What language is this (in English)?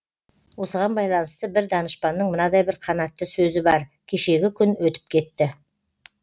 Kazakh